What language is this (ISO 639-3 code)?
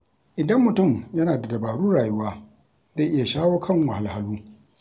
hau